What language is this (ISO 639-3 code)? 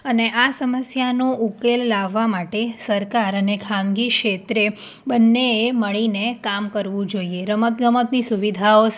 guj